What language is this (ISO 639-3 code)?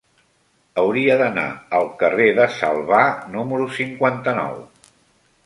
cat